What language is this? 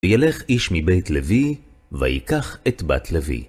Hebrew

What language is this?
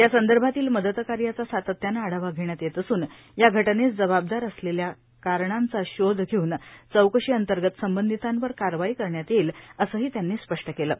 Marathi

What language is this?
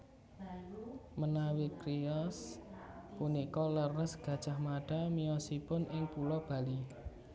Javanese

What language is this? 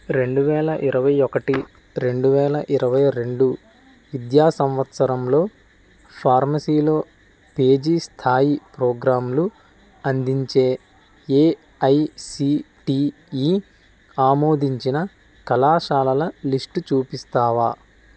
Telugu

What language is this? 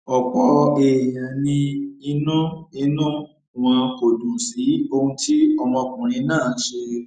Yoruba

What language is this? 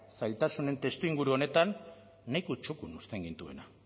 Basque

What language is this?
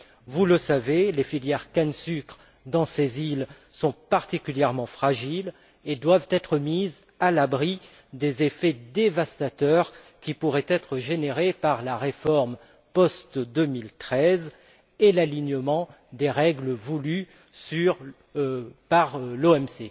French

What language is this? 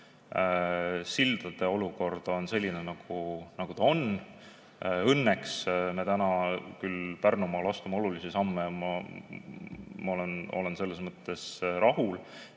Estonian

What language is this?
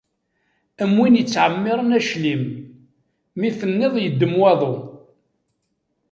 Kabyle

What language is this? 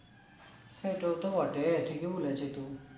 Bangla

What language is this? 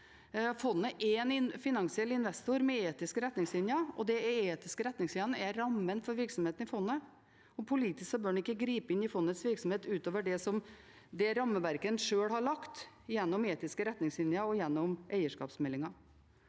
Norwegian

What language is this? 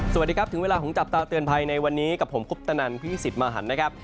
Thai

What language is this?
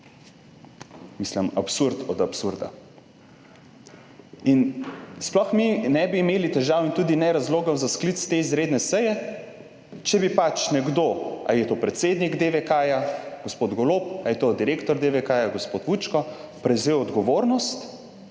Slovenian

